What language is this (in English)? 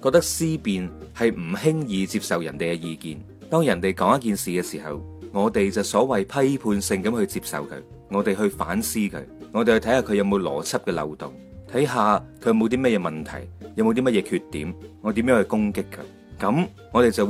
Chinese